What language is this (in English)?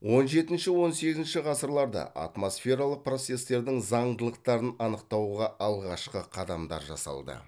Kazakh